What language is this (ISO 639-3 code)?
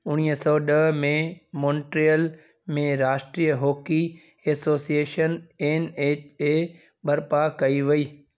snd